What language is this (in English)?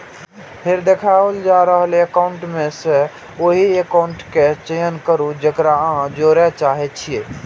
Maithili